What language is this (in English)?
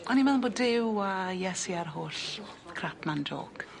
Welsh